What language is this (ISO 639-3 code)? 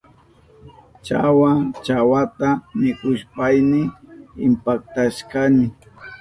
qup